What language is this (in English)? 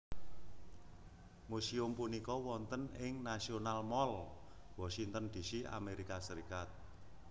Javanese